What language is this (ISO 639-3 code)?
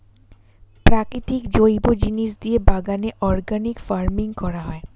ben